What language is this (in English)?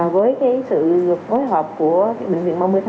Vietnamese